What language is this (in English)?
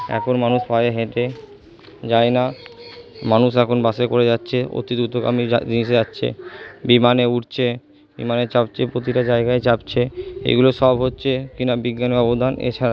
Bangla